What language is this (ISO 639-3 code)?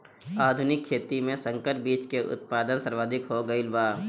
bho